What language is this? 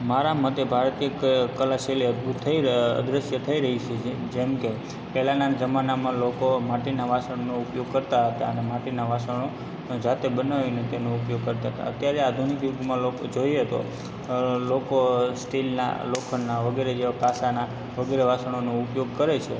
Gujarati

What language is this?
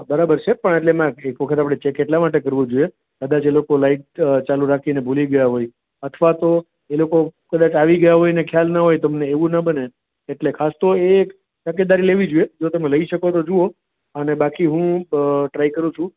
Gujarati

